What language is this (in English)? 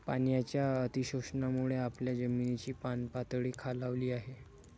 Marathi